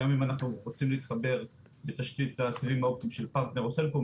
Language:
Hebrew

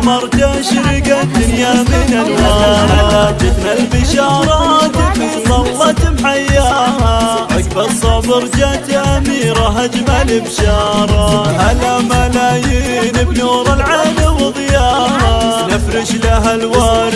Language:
Arabic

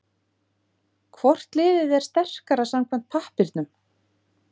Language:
Icelandic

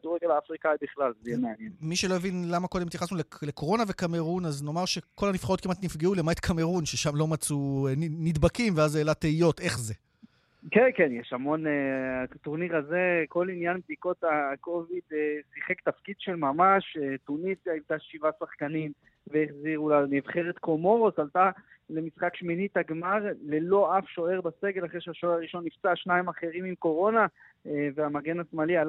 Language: Hebrew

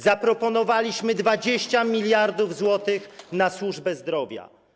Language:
Polish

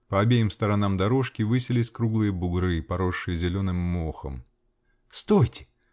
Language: Russian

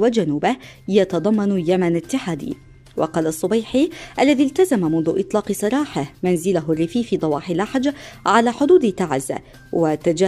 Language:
Arabic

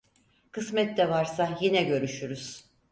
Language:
Turkish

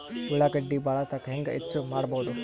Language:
Kannada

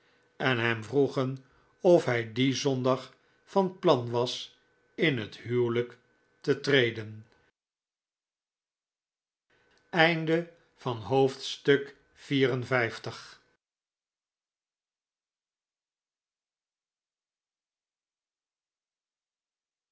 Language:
Dutch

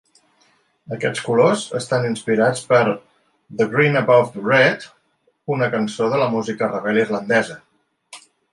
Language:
Catalan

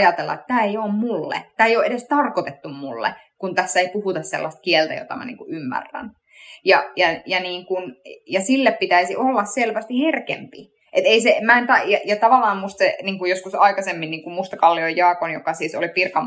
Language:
Finnish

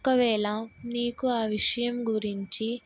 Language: Telugu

